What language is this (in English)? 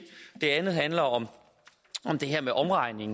Danish